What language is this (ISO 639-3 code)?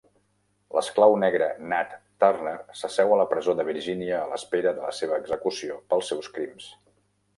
cat